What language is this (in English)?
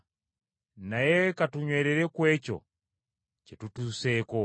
Ganda